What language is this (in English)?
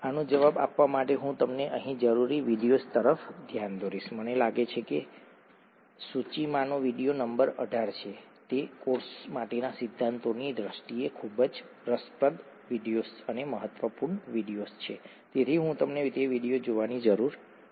Gujarati